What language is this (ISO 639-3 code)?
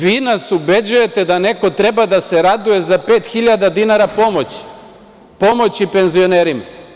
srp